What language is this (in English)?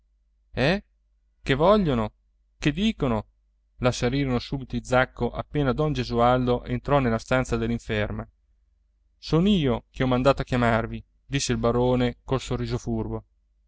Italian